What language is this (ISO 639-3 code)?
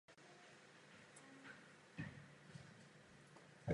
ces